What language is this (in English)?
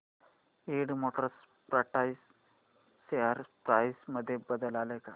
Marathi